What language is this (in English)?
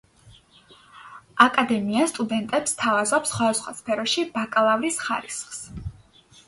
Georgian